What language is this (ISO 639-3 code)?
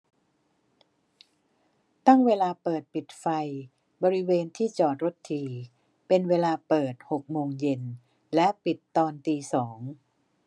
tha